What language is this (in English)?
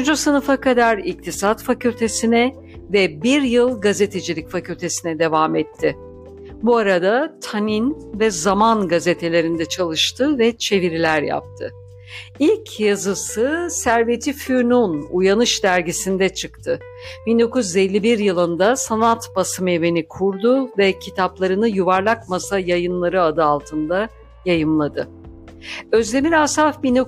Turkish